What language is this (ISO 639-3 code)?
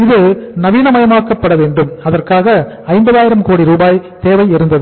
tam